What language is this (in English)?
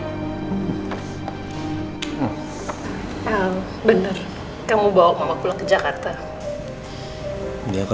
Indonesian